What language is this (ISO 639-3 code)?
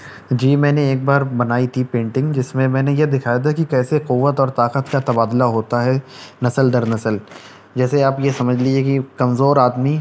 urd